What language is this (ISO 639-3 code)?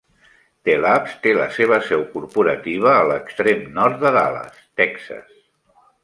cat